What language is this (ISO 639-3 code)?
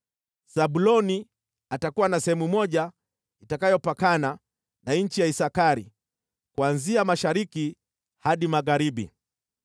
swa